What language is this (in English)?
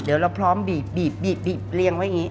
Thai